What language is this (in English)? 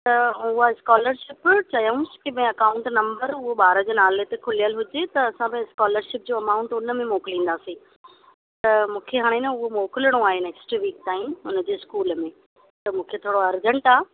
Sindhi